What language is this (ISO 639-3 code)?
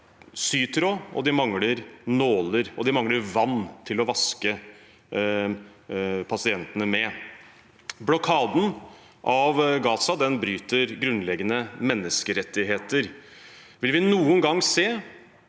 nor